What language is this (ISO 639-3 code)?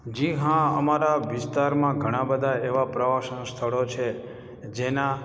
guj